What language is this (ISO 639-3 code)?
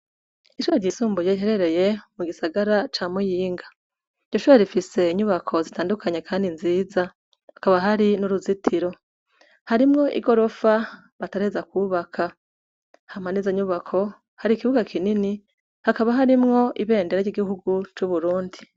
run